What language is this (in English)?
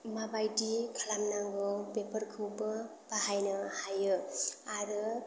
Bodo